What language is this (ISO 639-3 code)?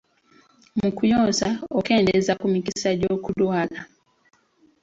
lug